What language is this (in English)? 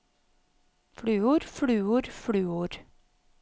Norwegian